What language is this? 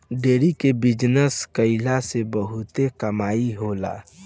Bhojpuri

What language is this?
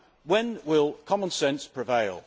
English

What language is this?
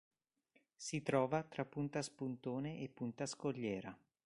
Italian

